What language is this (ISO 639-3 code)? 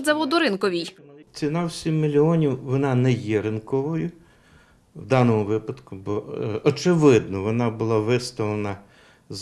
ukr